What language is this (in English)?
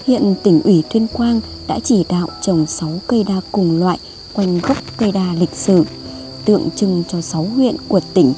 Vietnamese